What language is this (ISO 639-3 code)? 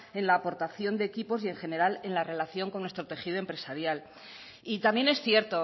spa